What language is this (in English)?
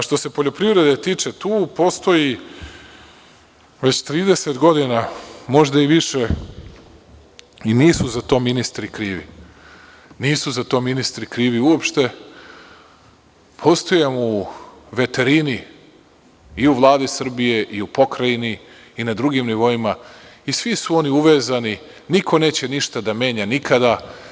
Serbian